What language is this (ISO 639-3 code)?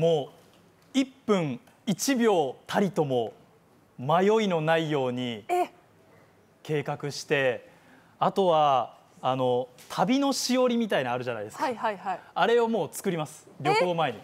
jpn